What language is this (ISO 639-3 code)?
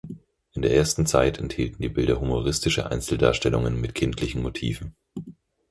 deu